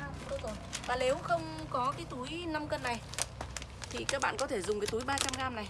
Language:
Vietnamese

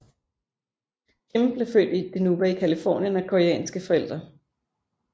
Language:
Danish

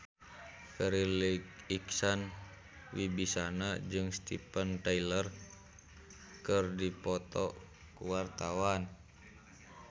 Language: Sundanese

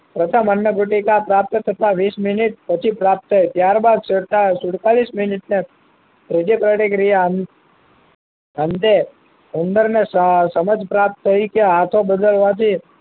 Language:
Gujarati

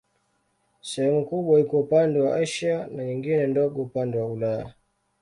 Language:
Swahili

